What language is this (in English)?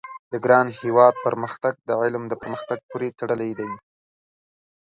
Pashto